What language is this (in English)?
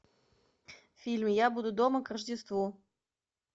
Russian